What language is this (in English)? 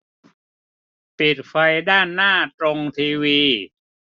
Thai